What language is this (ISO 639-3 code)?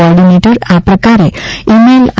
guj